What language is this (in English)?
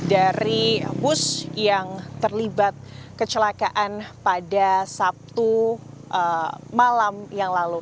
Indonesian